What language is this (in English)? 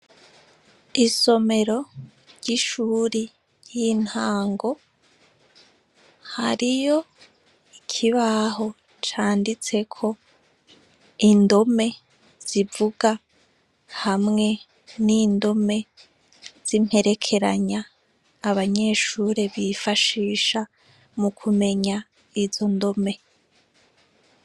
Rundi